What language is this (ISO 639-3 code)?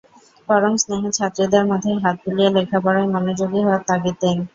ben